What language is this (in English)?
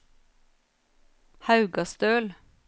Norwegian